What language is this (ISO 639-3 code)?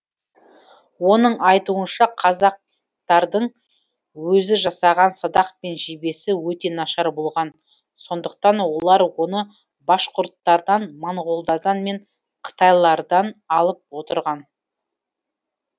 kaz